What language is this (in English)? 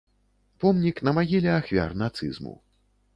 Belarusian